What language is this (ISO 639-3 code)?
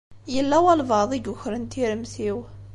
kab